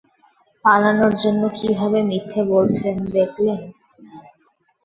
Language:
Bangla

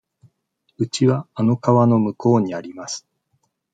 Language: Japanese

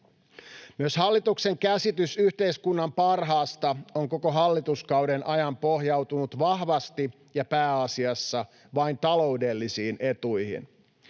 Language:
Finnish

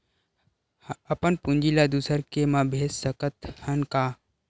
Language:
Chhattisgarhi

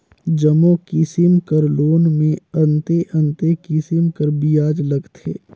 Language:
Chhattisgarhi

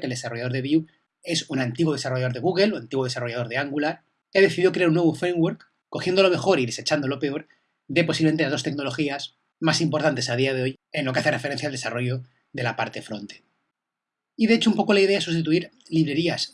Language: Spanish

